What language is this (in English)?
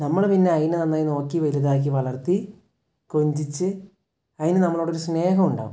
Malayalam